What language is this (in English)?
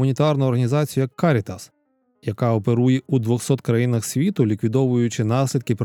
Ukrainian